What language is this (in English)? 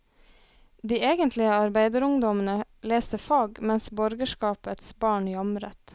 Norwegian